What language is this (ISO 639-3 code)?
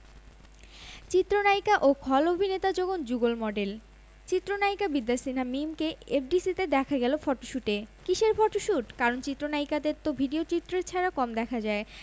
ben